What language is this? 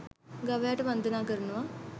Sinhala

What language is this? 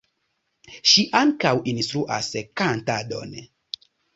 Esperanto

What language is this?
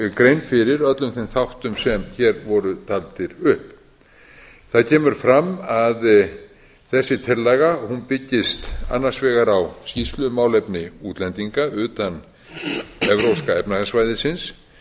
Icelandic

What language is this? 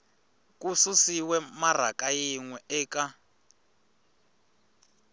Tsonga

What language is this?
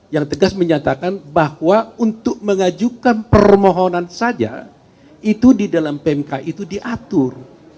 Indonesian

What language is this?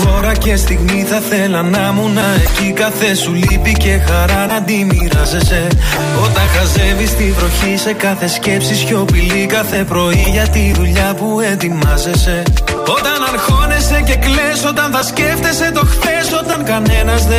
Greek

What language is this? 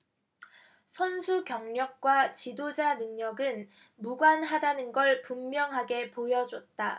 Korean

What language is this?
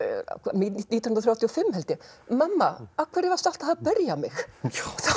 Icelandic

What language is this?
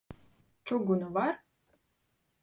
Latvian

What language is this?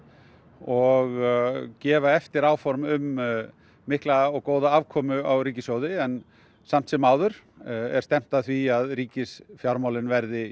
Icelandic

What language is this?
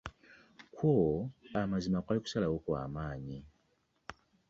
Ganda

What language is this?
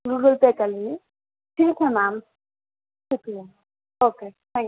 Urdu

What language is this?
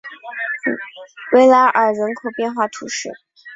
Chinese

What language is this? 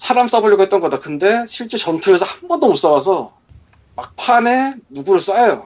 Korean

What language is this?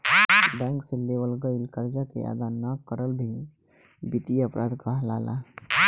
Bhojpuri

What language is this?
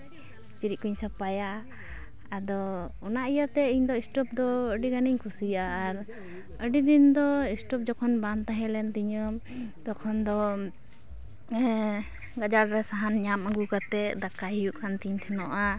Santali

